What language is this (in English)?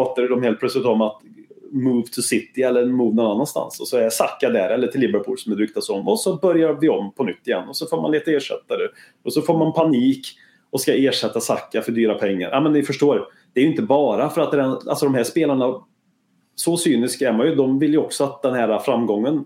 Swedish